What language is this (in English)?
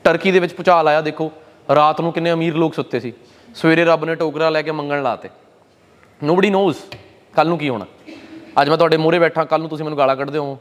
Punjabi